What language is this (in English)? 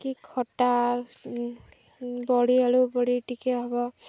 Odia